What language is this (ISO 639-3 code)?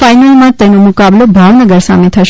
guj